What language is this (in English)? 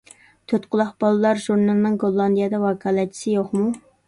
Uyghur